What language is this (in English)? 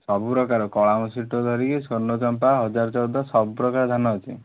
Odia